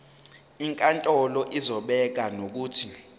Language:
Zulu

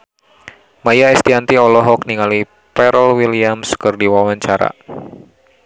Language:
Sundanese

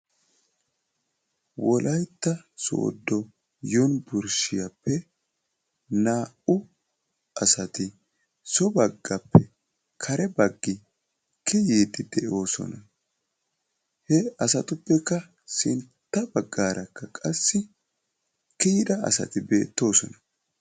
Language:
Wolaytta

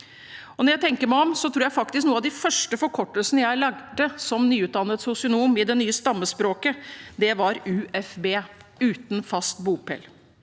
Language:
Norwegian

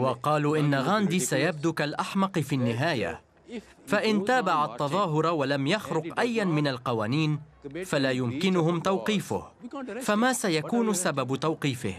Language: Arabic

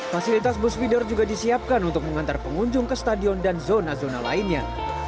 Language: Indonesian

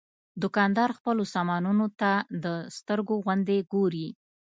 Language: Pashto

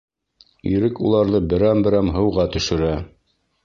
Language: Bashkir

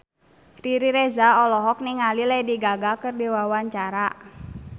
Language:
Sundanese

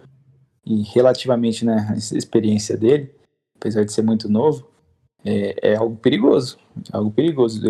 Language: Portuguese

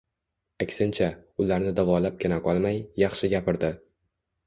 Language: Uzbek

